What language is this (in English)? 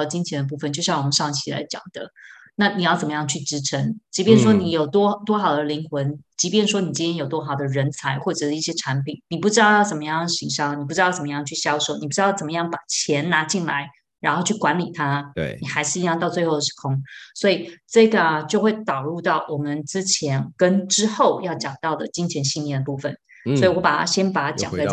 Chinese